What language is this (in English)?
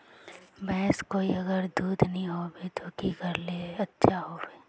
Magahi